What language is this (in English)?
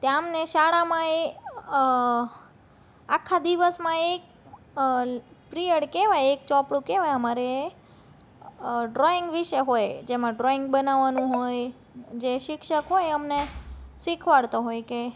Gujarati